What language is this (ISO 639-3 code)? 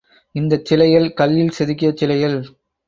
tam